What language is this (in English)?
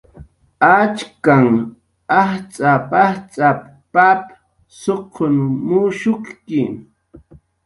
Jaqaru